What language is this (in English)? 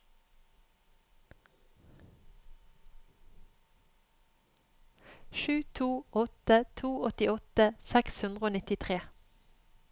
Norwegian